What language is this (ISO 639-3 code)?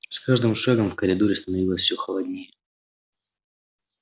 rus